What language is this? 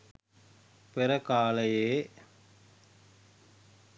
Sinhala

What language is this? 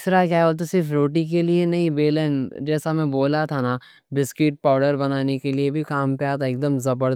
Deccan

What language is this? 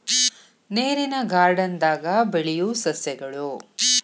Kannada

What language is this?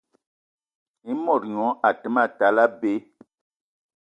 Eton (Cameroon)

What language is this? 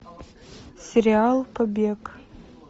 Russian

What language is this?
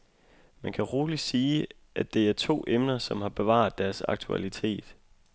Danish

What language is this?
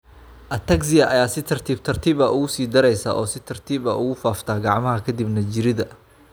Somali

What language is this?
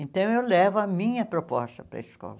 Portuguese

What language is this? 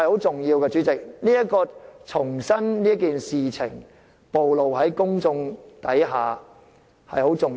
Cantonese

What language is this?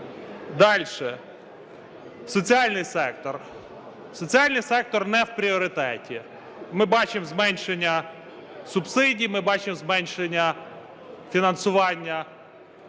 Ukrainian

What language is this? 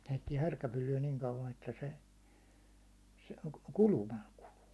Finnish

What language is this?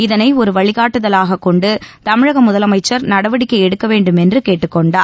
Tamil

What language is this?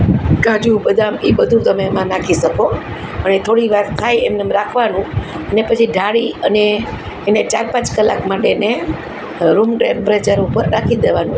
Gujarati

